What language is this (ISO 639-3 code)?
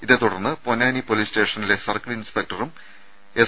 mal